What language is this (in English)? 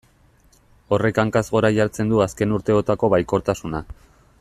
Basque